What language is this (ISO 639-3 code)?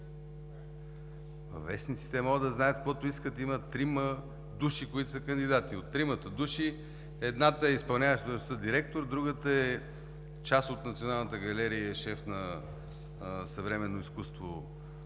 bul